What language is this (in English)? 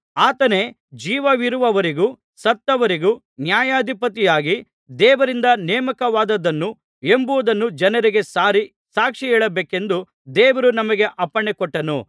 Kannada